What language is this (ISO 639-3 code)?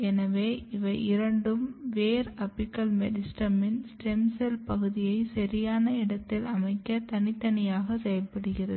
tam